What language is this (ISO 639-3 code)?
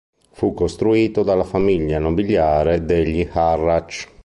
ita